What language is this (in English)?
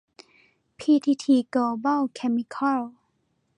Thai